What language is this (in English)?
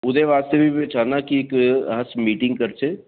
Dogri